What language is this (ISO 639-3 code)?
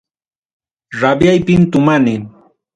quy